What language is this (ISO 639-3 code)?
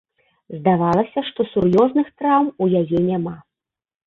bel